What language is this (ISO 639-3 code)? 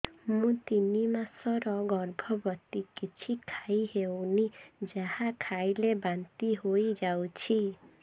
ori